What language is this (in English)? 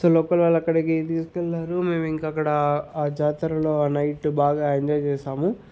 Telugu